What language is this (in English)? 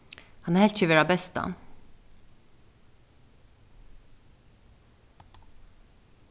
Faroese